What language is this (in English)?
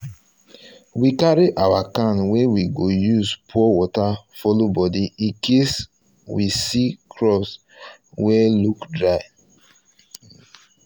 Nigerian Pidgin